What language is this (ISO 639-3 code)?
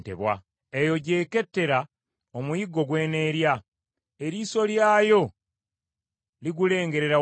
lug